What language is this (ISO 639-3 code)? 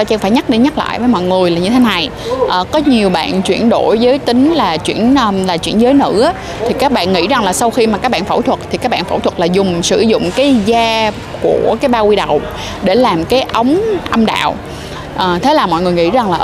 vie